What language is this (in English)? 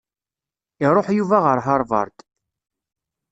Kabyle